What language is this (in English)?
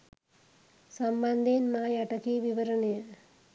Sinhala